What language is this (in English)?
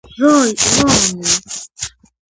Georgian